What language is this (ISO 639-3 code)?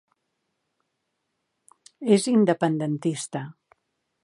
cat